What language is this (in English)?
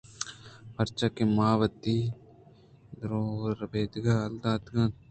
Eastern Balochi